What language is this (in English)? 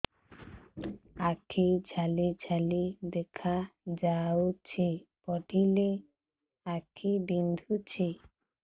Odia